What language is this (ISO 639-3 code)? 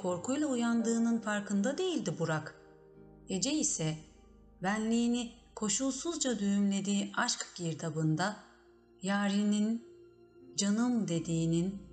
tur